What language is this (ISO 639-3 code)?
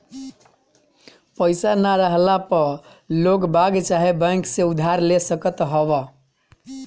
bho